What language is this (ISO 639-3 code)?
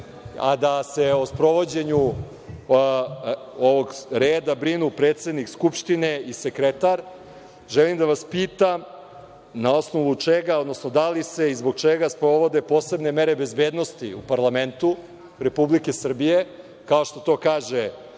srp